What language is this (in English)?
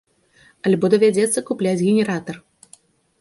Belarusian